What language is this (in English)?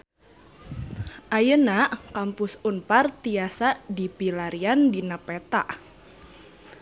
Sundanese